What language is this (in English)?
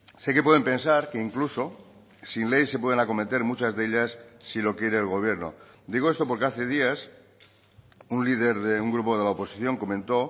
Spanish